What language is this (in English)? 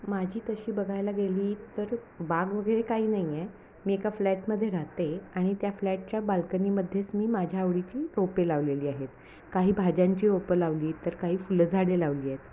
Marathi